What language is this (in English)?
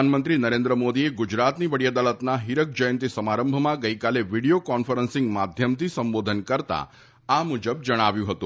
Gujarati